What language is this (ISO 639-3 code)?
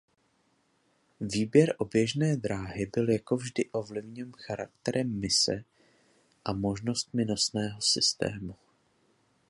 ces